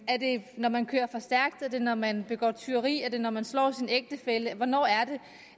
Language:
Danish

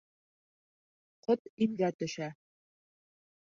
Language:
Bashkir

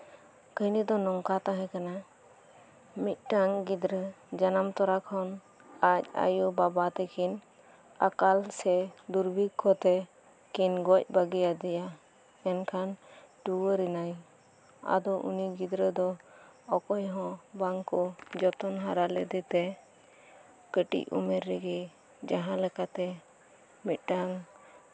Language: Santali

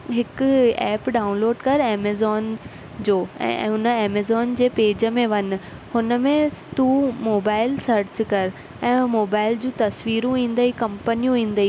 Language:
Sindhi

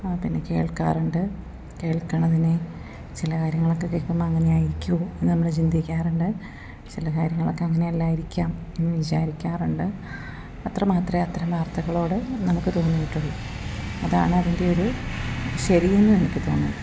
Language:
Malayalam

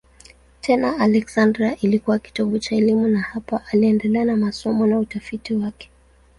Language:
Swahili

